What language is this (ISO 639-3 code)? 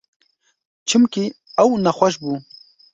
kur